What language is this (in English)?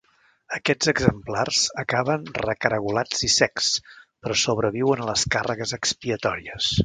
Catalan